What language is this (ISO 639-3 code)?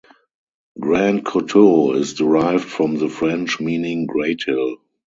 eng